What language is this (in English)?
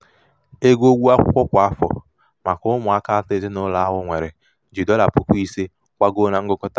Igbo